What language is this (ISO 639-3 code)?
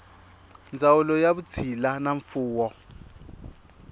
tso